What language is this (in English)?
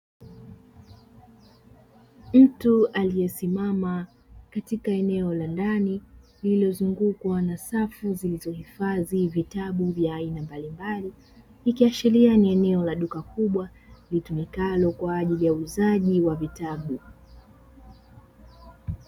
Swahili